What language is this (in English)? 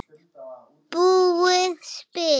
Icelandic